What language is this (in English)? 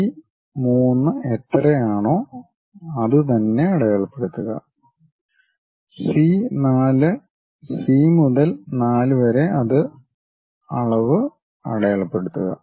Malayalam